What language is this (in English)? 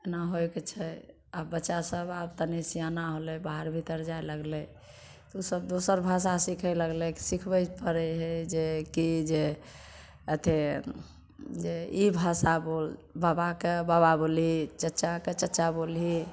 Maithili